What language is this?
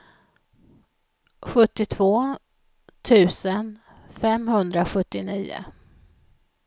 Swedish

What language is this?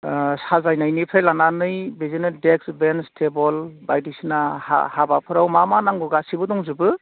Bodo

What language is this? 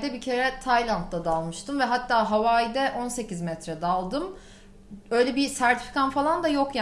Turkish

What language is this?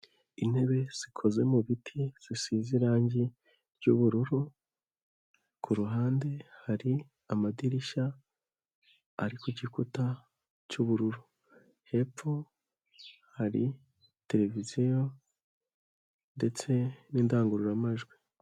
Kinyarwanda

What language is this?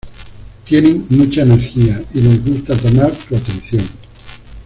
Spanish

